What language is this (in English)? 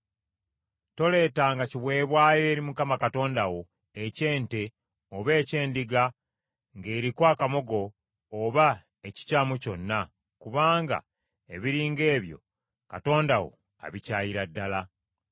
Ganda